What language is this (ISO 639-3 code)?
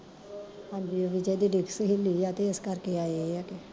pan